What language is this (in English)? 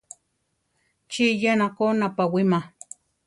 Central Tarahumara